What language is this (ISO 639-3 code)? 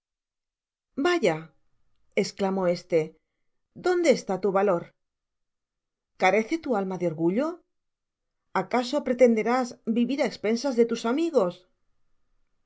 spa